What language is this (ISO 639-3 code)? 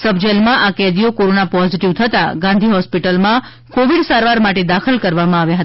guj